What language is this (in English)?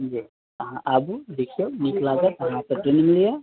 Maithili